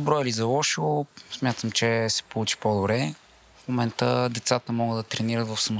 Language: Bulgarian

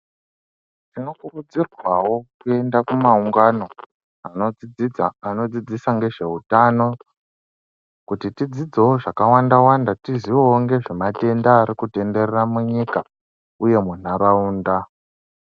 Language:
Ndau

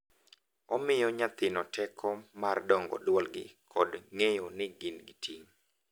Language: Luo (Kenya and Tanzania)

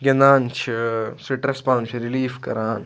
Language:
Kashmiri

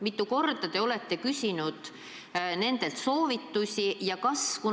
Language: Estonian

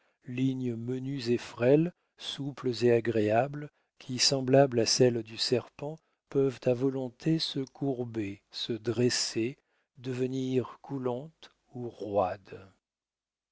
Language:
French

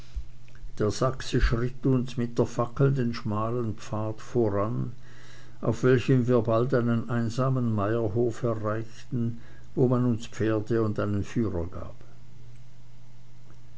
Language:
German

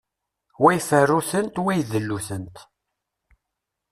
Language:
Kabyle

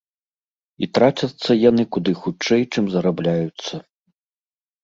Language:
Belarusian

